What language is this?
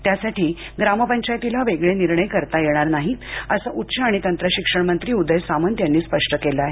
Marathi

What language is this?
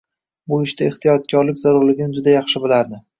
Uzbek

